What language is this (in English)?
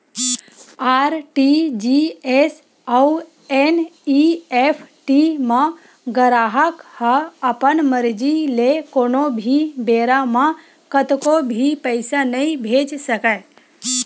Chhattisgarhi